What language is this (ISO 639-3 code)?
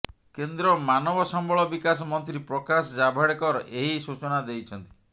ori